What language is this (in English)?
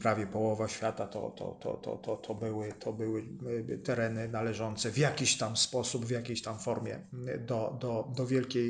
Polish